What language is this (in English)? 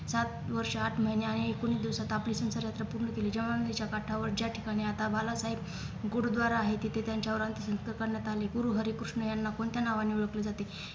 Marathi